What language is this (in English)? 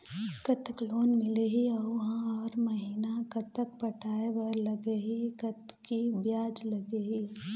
Chhattisgarhi